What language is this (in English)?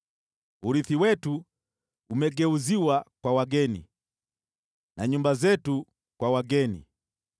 Swahili